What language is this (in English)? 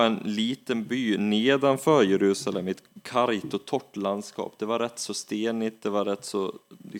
Swedish